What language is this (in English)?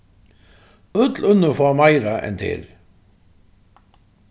Faroese